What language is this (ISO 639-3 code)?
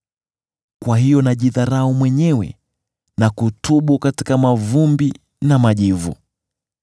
swa